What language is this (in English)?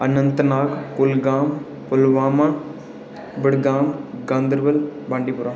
Dogri